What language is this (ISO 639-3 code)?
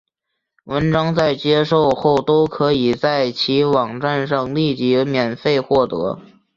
zho